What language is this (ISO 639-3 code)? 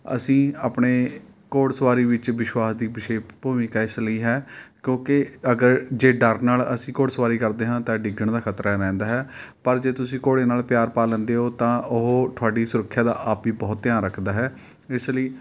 pan